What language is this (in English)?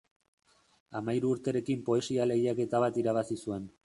Basque